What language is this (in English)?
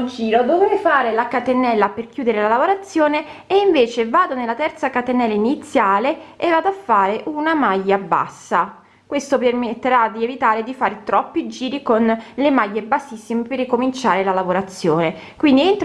Italian